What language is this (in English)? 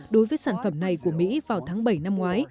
Vietnamese